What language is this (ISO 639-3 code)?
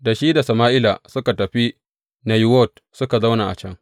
hau